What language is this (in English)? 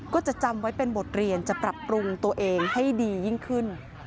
Thai